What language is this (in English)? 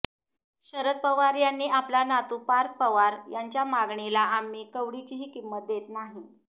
Marathi